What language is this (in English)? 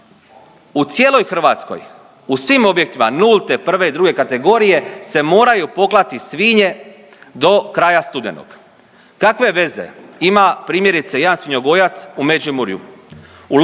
Croatian